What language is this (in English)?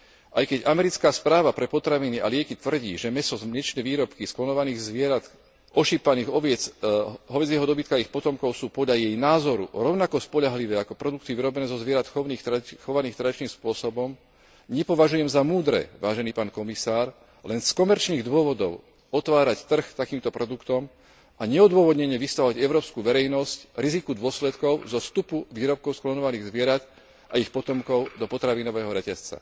Slovak